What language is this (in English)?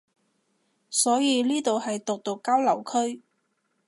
Cantonese